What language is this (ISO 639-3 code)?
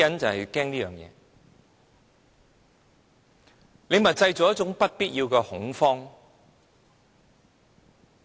yue